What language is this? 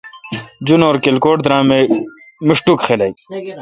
Kalkoti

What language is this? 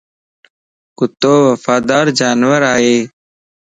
Lasi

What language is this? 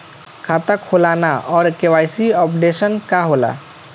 Bhojpuri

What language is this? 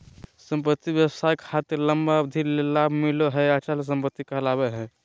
Magahi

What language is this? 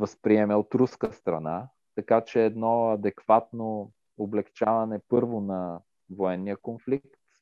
Bulgarian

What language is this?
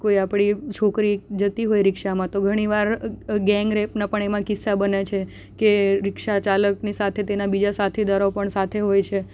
Gujarati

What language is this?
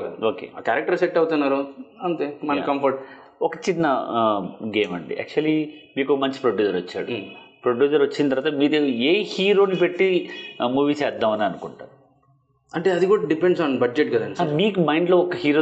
Telugu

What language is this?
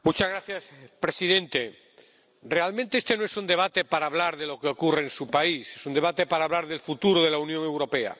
Spanish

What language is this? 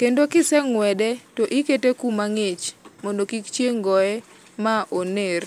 Luo (Kenya and Tanzania)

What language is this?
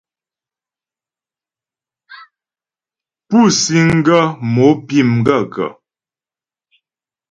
Ghomala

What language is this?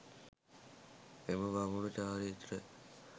Sinhala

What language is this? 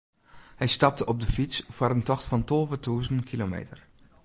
Western Frisian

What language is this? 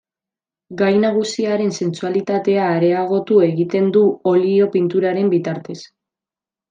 Basque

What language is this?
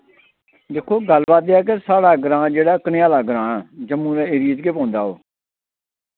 Dogri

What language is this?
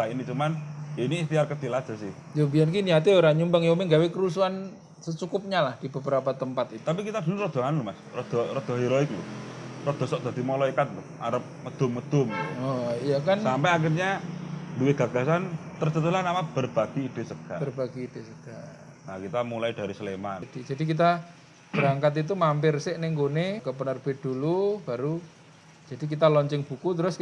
Indonesian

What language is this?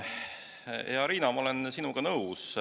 Estonian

